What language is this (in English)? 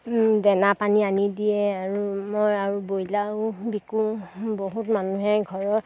Assamese